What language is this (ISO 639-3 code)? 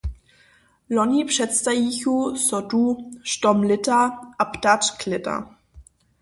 hsb